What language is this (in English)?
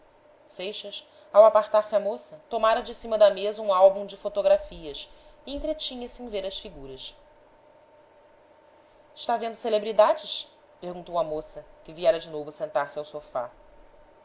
Portuguese